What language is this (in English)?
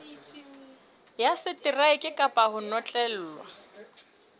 Southern Sotho